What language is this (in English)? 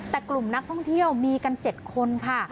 Thai